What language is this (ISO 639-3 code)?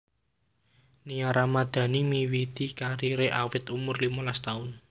jav